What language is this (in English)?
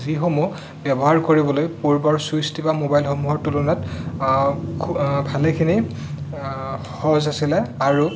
Assamese